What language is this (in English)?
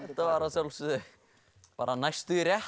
Icelandic